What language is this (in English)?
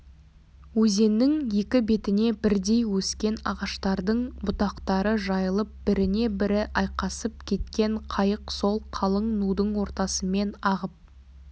Kazakh